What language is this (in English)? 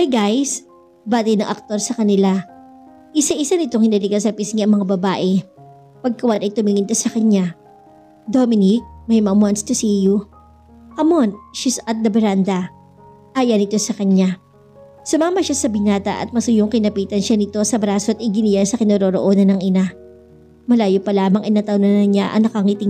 Filipino